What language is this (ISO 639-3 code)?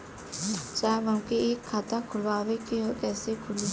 bho